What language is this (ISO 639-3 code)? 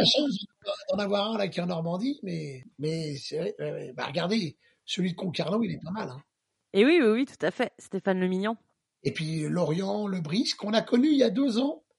fra